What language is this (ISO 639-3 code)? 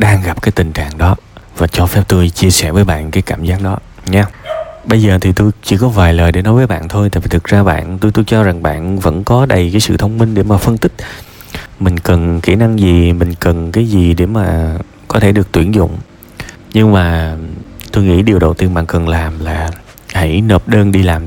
vie